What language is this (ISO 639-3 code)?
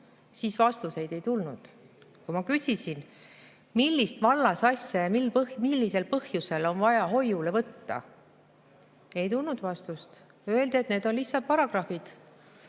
est